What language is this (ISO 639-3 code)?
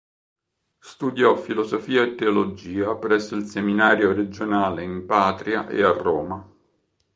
ita